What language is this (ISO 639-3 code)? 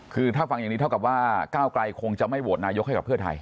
tha